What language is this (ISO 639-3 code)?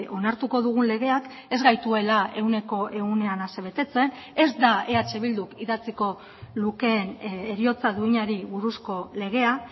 eus